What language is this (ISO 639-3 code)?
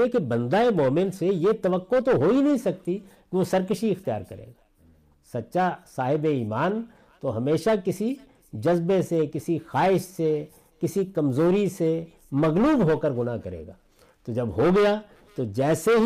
urd